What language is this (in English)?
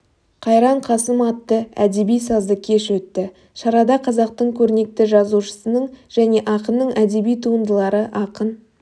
Kazakh